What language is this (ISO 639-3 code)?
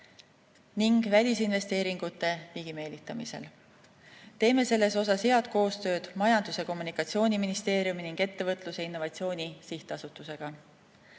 est